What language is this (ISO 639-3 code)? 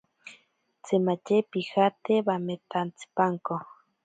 prq